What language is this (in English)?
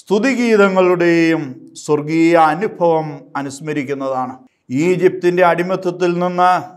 Malayalam